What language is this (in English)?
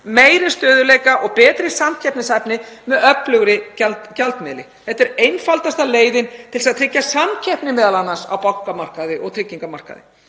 Icelandic